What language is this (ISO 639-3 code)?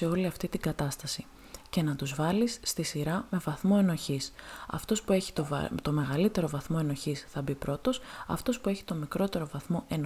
ell